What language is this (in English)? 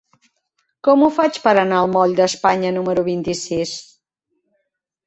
Catalan